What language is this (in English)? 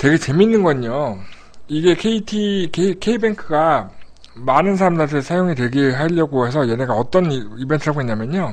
Korean